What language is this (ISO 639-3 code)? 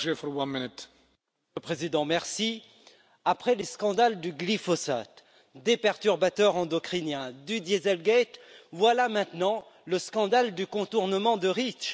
fra